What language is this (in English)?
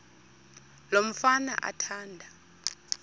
Xhosa